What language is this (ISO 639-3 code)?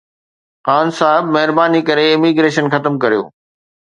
snd